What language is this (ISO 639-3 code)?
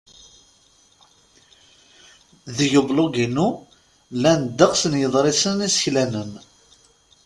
kab